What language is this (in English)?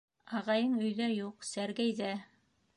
Bashkir